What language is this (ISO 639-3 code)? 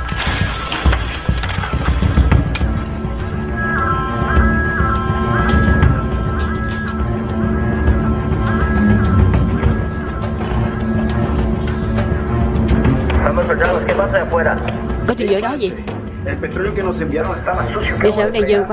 vie